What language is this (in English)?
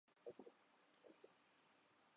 Urdu